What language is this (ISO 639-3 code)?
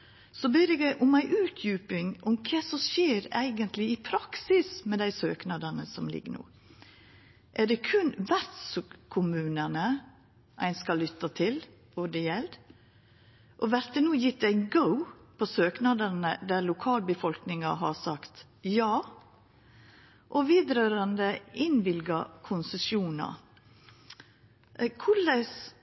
nno